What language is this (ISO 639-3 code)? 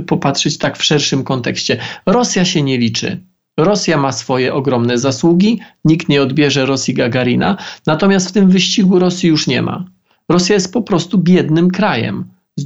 pol